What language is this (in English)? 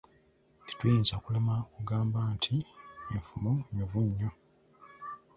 Ganda